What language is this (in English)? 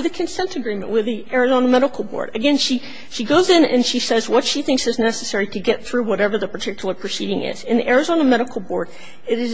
English